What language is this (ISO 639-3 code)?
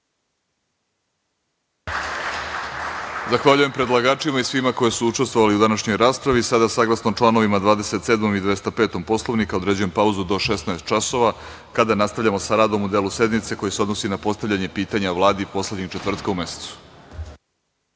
srp